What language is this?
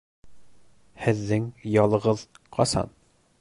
Bashkir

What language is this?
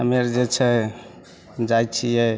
Maithili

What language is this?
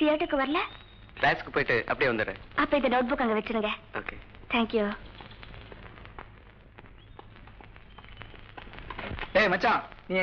Indonesian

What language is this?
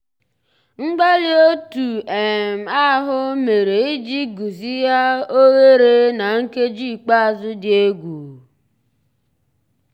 Igbo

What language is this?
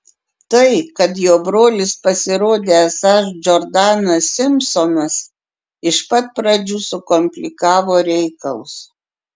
Lithuanian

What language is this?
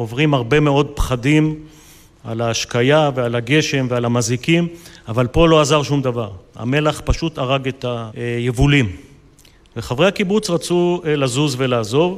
Hebrew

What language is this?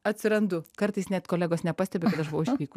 Lithuanian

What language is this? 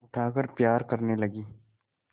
Hindi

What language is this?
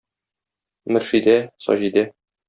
Tatar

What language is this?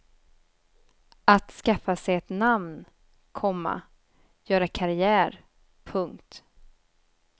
Swedish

